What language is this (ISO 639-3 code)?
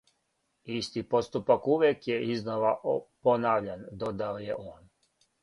srp